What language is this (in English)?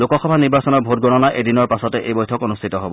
Assamese